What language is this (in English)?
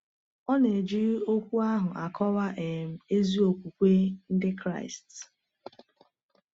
Igbo